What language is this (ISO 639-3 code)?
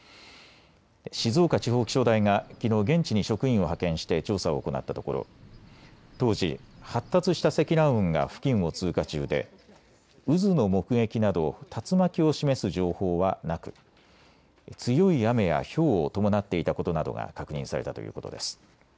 jpn